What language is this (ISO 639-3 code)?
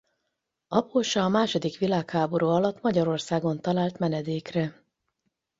hun